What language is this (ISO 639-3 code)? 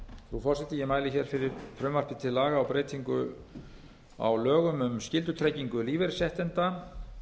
isl